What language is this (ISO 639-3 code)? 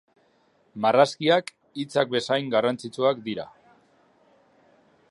eus